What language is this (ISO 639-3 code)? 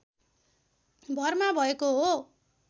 nep